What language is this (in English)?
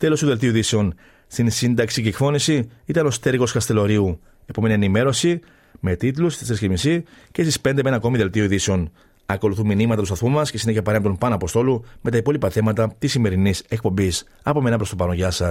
Greek